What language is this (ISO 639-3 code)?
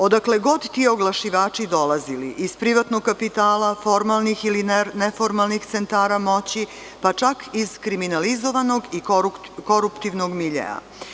srp